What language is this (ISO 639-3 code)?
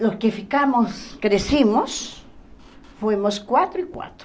por